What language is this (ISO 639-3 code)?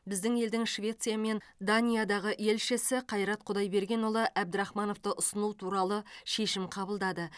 kaz